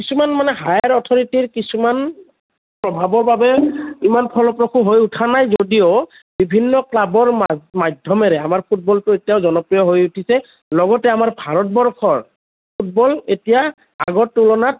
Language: Assamese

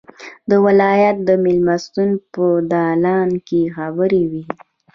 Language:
Pashto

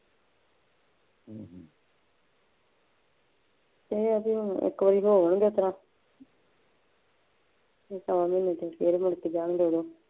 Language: Punjabi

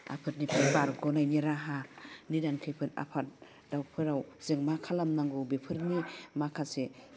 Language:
Bodo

